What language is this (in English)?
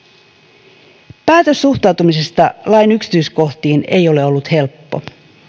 Finnish